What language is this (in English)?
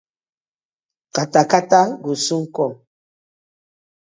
Nigerian Pidgin